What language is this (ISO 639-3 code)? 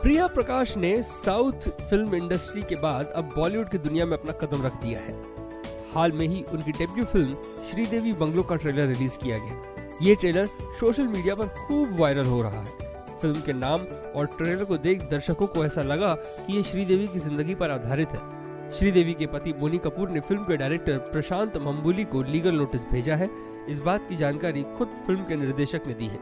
hin